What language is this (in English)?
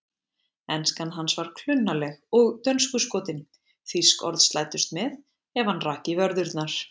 Icelandic